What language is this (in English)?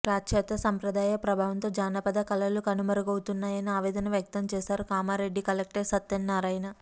Telugu